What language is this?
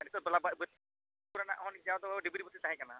Santali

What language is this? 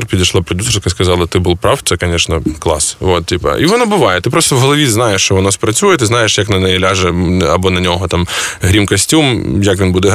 Ukrainian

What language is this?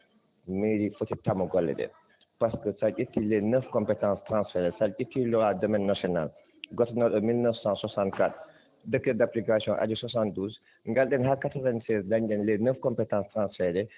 Fula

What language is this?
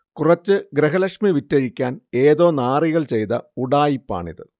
Malayalam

